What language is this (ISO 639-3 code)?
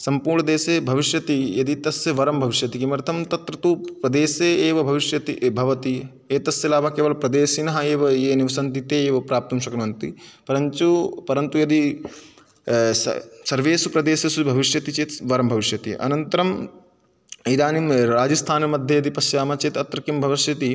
san